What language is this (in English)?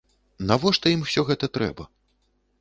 Belarusian